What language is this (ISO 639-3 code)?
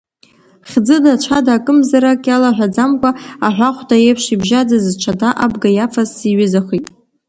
abk